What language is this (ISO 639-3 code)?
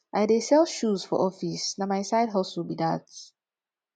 pcm